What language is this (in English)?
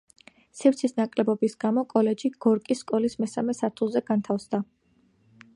Georgian